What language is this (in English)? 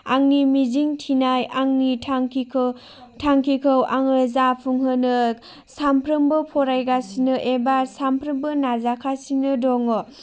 Bodo